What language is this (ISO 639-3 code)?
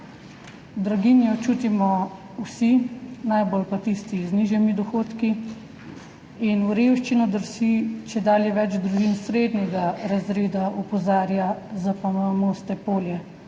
slv